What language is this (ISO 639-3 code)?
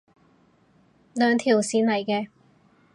yue